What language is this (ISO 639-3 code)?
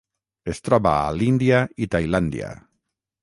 cat